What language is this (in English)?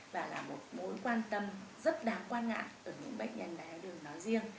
Vietnamese